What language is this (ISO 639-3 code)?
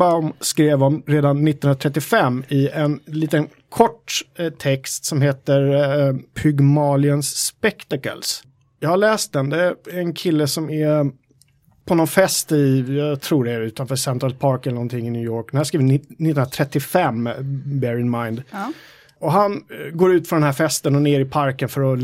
swe